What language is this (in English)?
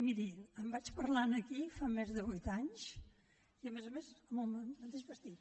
Catalan